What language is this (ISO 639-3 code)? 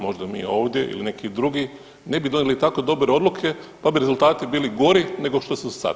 hrv